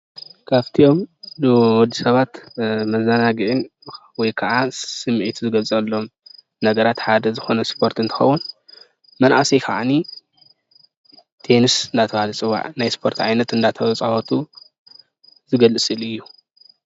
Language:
Tigrinya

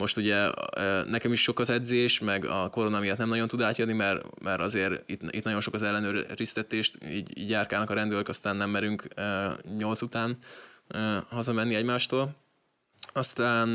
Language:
Hungarian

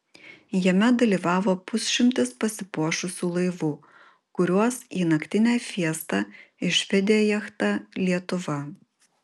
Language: Lithuanian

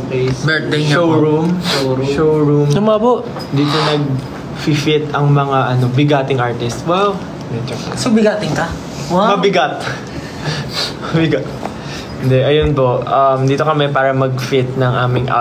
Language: Filipino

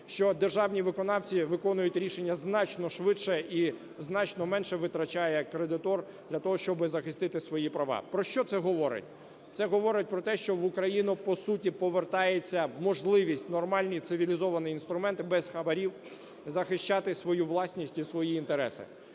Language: Ukrainian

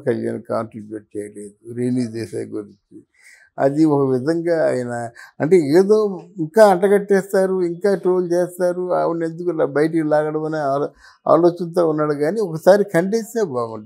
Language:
Telugu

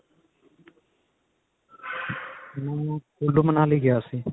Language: Punjabi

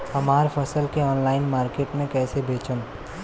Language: Bhojpuri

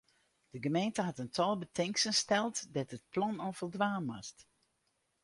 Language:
Western Frisian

